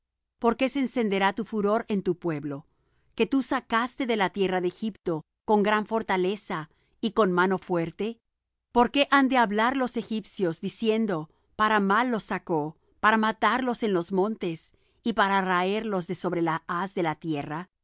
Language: Spanish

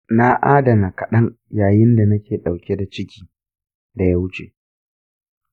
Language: Hausa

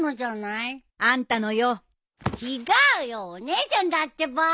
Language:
Japanese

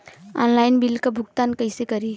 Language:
Bhojpuri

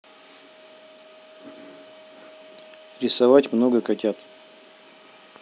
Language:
Russian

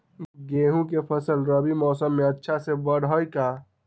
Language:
Magahi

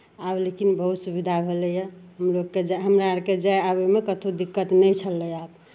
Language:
Maithili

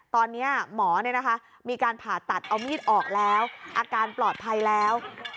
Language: Thai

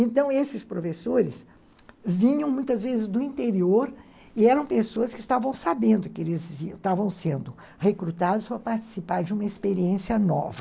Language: Portuguese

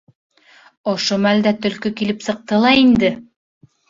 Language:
Bashkir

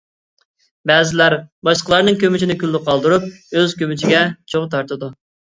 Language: Uyghur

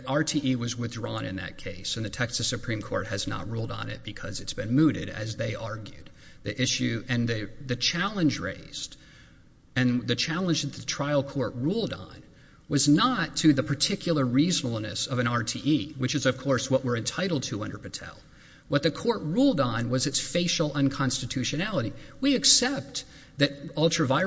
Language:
English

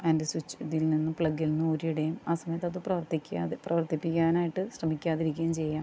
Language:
Malayalam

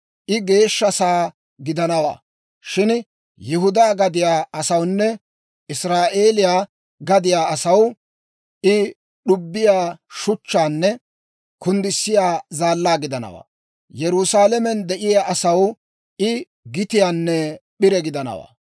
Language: Dawro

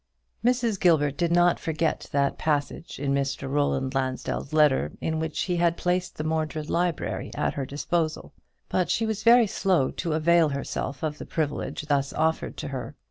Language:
English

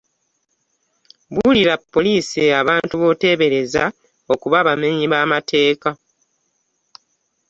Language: Ganda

